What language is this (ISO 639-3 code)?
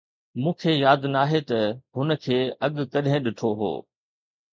snd